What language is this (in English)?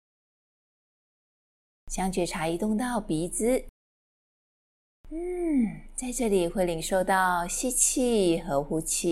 Chinese